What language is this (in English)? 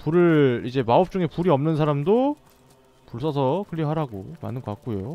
Korean